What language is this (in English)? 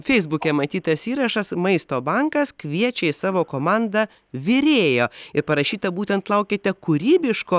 Lithuanian